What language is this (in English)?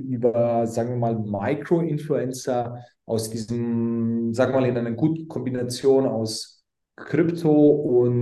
German